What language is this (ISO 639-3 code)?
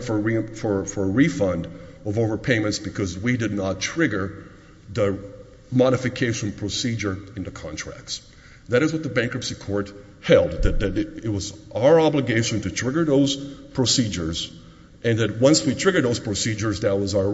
eng